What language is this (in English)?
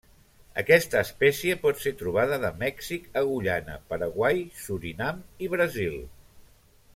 Catalan